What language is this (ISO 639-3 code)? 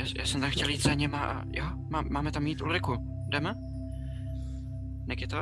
ces